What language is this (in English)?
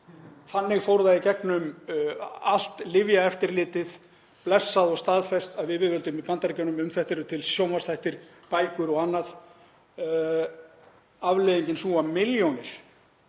Icelandic